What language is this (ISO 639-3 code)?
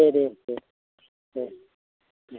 brx